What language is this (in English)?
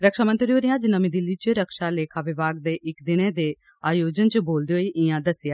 Dogri